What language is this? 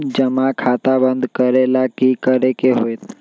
Magahi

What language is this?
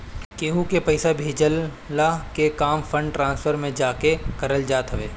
Bhojpuri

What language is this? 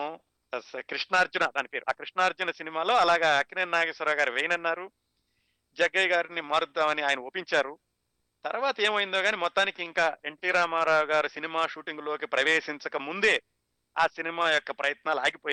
Telugu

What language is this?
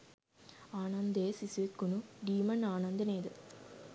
Sinhala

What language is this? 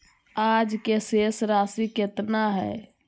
Magahi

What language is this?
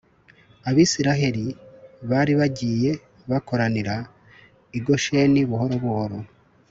Kinyarwanda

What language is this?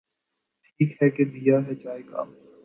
Urdu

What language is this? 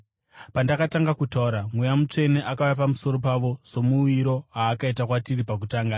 Shona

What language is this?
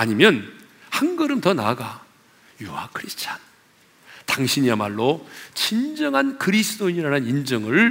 Korean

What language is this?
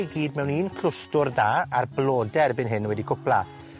Welsh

